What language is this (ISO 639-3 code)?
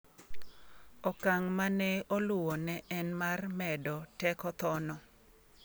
luo